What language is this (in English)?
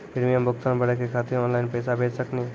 Maithili